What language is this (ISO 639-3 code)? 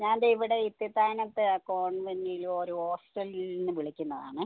mal